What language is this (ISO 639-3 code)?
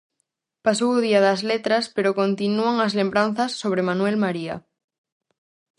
glg